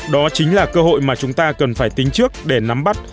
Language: Vietnamese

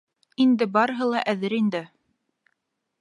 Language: Bashkir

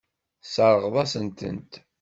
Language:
Kabyle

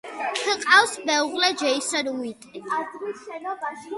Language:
Georgian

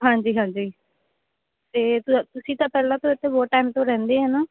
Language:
Punjabi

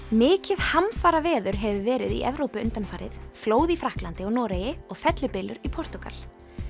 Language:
Icelandic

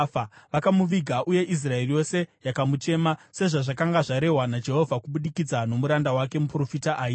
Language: Shona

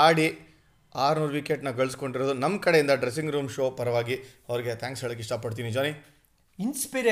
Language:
Kannada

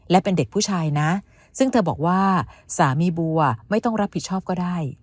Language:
Thai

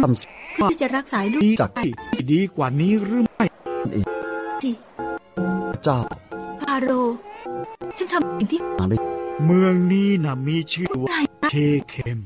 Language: Thai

